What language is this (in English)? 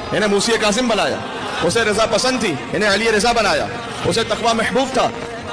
Hindi